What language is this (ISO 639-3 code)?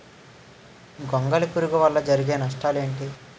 tel